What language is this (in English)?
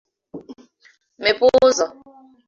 Igbo